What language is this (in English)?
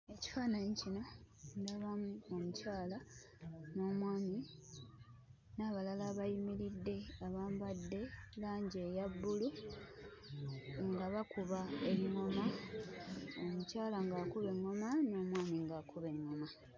Ganda